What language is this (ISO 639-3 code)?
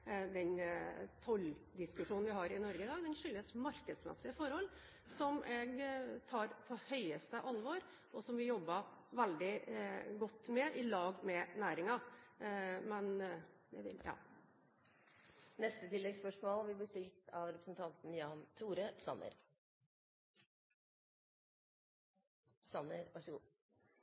nor